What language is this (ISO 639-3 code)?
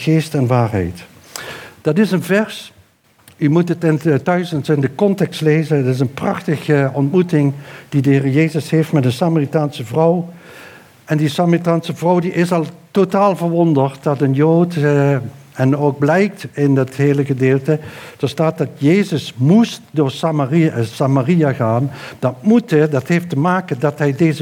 nld